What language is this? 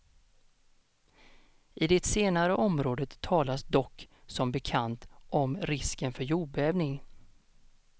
Swedish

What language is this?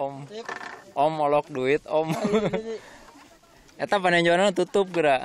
Indonesian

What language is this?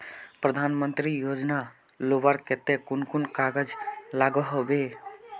Magahi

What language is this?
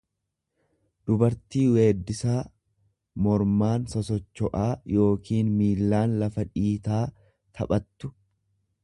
Oromo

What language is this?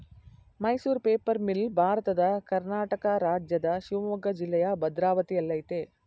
Kannada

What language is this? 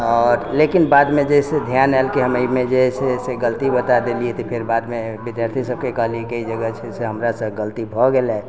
Maithili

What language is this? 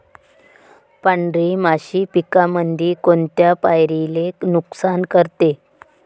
Marathi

